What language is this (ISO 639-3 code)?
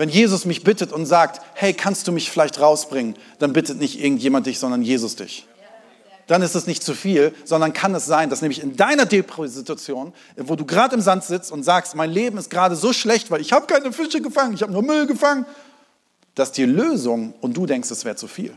deu